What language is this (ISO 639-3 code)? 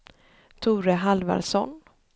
swe